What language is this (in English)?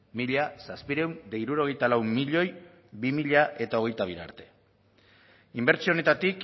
Basque